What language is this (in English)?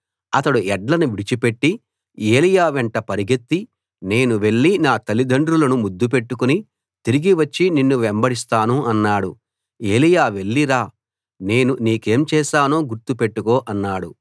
Telugu